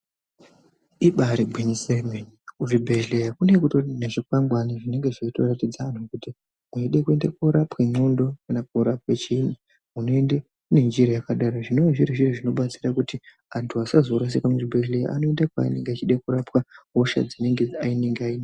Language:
Ndau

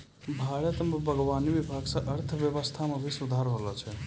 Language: Maithili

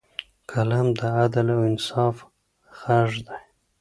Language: Pashto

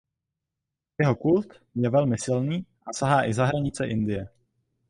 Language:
Czech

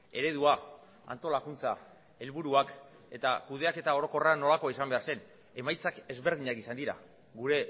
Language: Basque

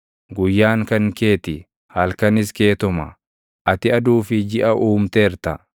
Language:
Oromo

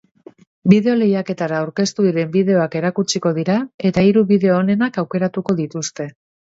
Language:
Basque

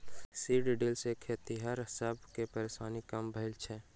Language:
Maithili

